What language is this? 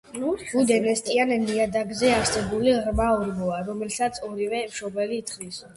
Georgian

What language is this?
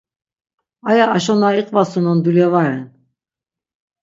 Laz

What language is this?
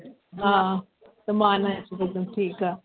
Sindhi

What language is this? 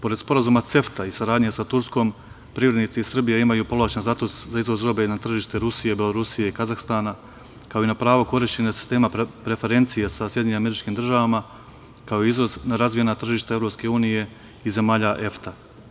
Serbian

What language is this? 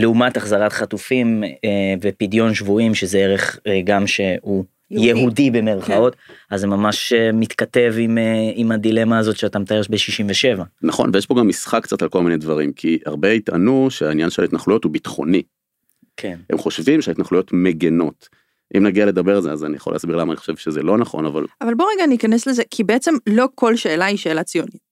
Hebrew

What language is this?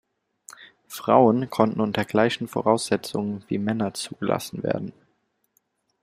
German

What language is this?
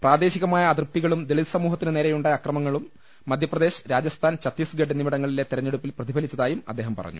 Malayalam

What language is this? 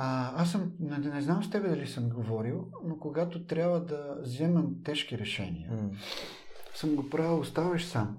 Bulgarian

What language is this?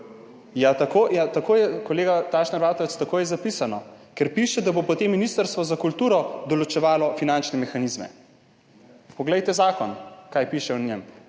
Slovenian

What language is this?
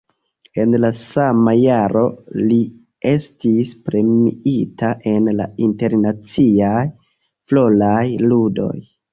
Esperanto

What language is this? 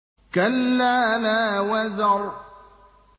Arabic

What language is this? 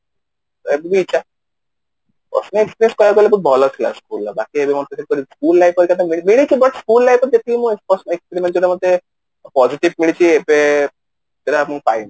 Odia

